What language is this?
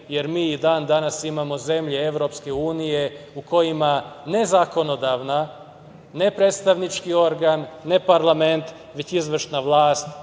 Serbian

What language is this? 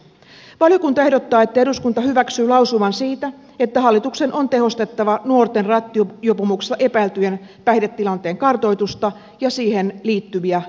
Finnish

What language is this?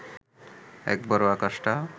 Bangla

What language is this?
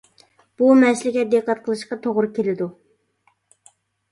Uyghur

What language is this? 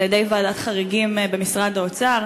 Hebrew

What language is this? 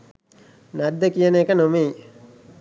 Sinhala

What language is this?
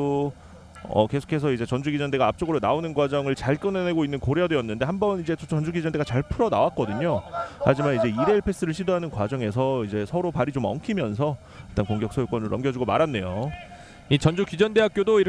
Korean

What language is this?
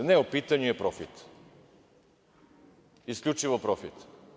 Serbian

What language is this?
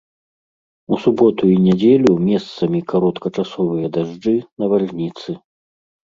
Belarusian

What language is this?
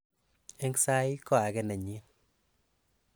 Kalenjin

